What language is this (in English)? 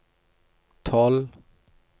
Norwegian